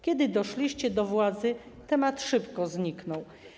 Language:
Polish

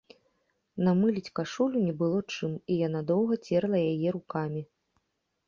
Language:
Belarusian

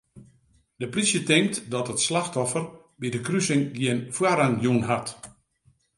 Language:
Western Frisian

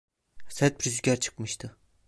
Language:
Turkish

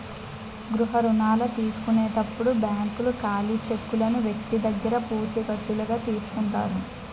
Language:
Telugu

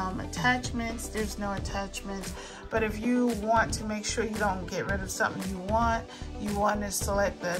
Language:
English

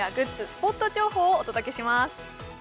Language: Japanese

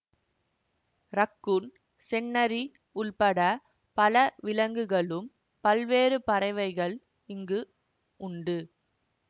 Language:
Tamil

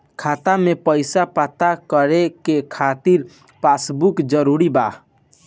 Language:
Bhojpuri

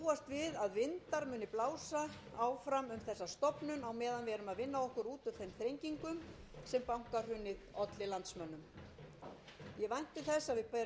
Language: Icelandic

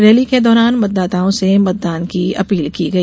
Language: Hindi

